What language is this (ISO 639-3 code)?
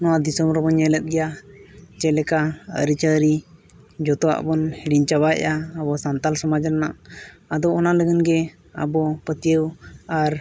sat